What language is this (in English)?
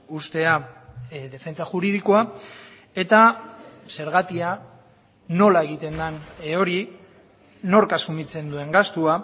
Basque